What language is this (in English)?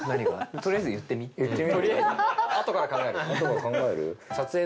Japanese